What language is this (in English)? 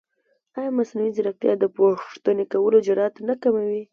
Pashto